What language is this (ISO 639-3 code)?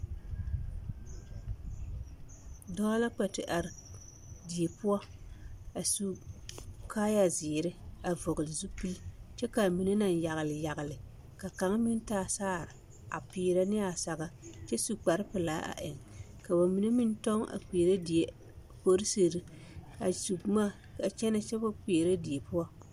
dga